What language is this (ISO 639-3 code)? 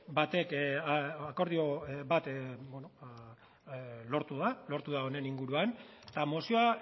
eus